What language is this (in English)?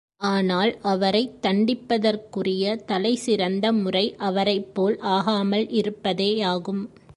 Tamil